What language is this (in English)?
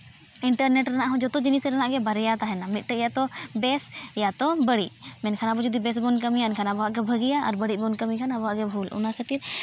Santali